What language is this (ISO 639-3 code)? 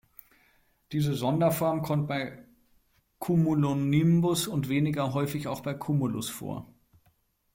deu